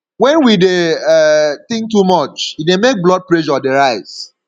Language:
Nigerian Pidgin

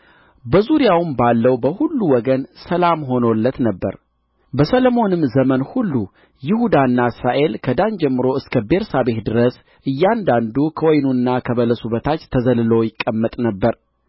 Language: Amharic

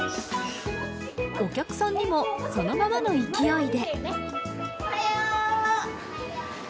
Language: Japanese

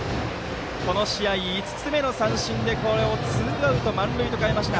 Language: Japanese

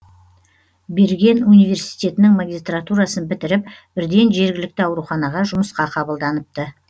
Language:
Kazakh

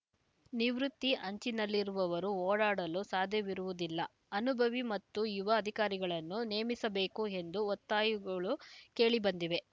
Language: Kannada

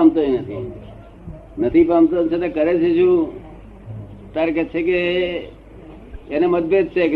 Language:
Gujarati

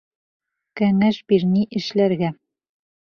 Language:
Bashkir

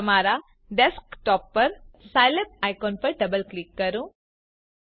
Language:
Gujarati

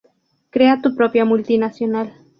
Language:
Spanish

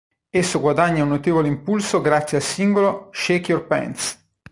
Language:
Italian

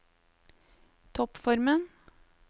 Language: Norwegian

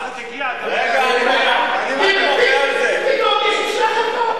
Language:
Hebrew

